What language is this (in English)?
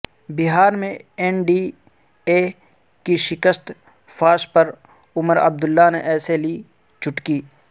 Urdu